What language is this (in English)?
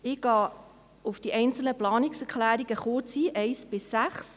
Swiss German